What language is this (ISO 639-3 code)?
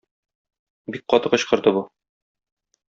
tat